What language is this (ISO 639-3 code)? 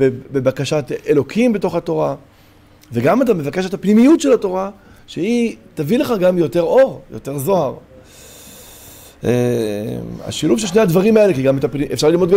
heb